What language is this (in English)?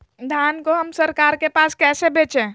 Magahi